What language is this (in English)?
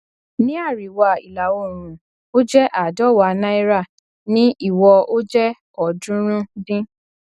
Yoruba